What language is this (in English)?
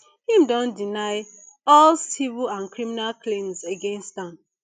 Nigerian Pidgin